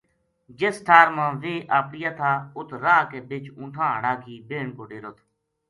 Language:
Gujari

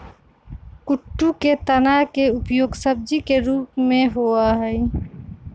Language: Magahi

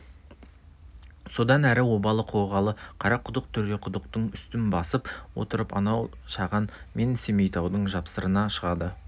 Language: Kazakh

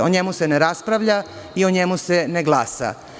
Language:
Serbian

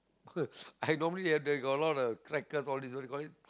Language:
English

